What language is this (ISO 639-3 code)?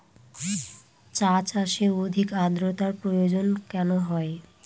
ben